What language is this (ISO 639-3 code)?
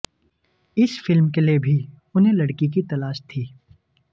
hin